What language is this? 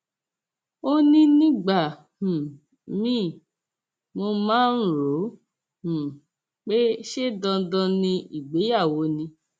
Yoruba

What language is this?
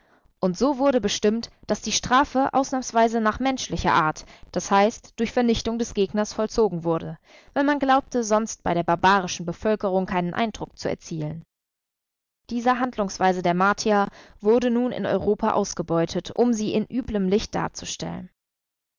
German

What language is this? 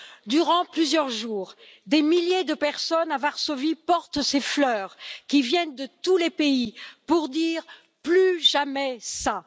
French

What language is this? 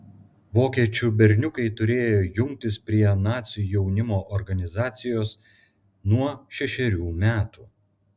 Lithuanian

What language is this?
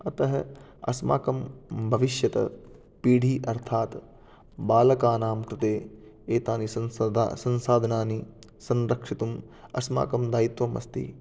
Sanskrit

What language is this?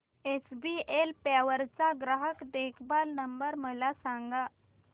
Marathi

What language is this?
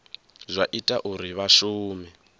Venda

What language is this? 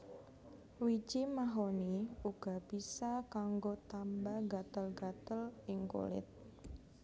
Javanese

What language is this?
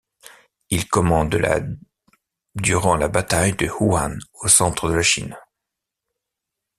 French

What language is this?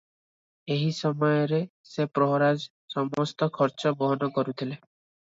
Odia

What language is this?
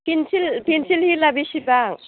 Bodo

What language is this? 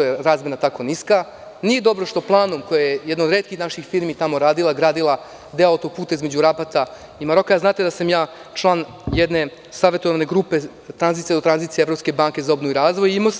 Serbian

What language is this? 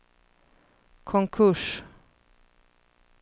Swedish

